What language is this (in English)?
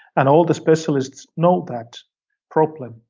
English